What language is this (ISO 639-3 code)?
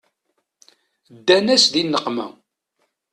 kab